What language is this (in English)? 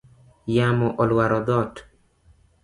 Luo (Kenya and Tanzania)